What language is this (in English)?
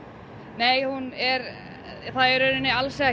Icelandic